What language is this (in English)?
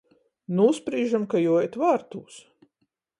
Latgalian